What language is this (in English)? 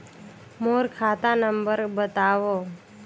Chhattisgarhi